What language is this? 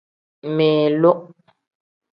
Tem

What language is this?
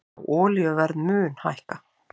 Icelandic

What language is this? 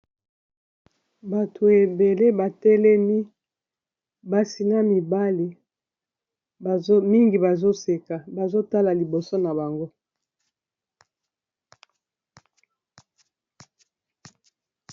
Lingala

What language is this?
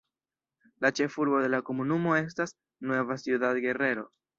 Esperanto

